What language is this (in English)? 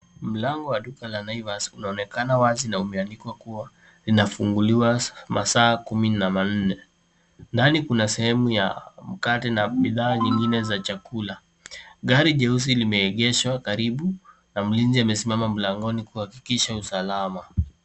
Swahili